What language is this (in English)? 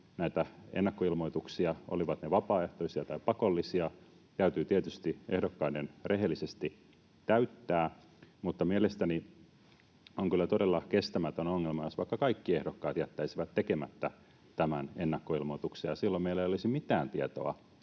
Finnish